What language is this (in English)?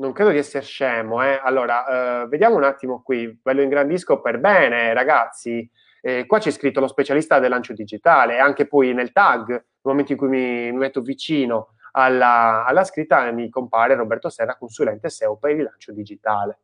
Italian